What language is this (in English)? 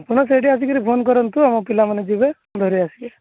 Odia